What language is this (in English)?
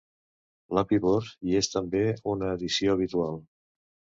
Catalan